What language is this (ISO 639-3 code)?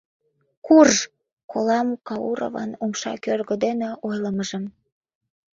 chm